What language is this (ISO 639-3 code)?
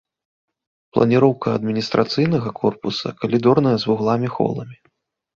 bel